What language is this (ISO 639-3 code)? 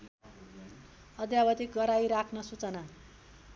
nep